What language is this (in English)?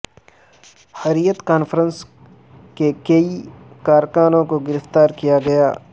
Urdu